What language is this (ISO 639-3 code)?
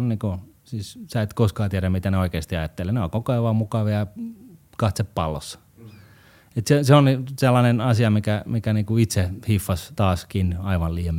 fin